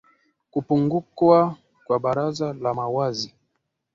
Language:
Swahili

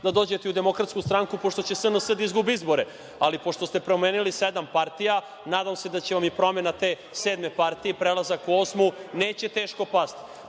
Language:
Serbian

